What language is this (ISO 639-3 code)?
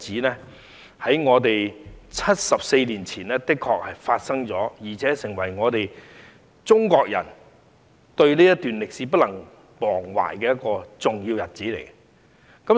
yue